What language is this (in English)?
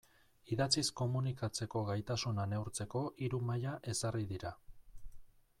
Basque